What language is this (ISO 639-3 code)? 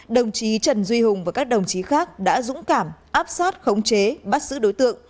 vie